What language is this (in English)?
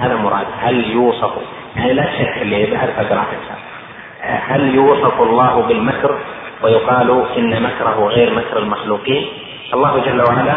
Arabic